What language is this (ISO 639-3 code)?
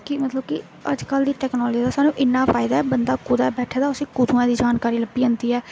doi